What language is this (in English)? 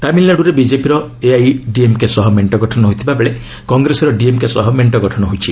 Odia